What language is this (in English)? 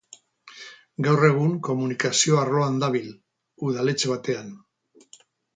Basque